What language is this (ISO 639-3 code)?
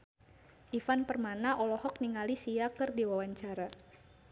sun